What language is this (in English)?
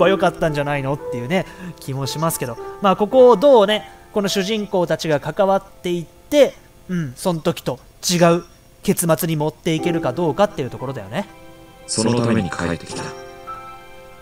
Japanese